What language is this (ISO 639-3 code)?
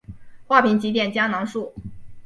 zho